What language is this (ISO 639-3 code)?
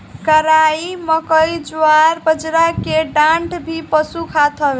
bho